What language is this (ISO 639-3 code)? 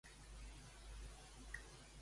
cat